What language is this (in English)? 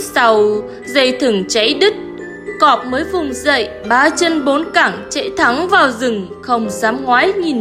Vietnamese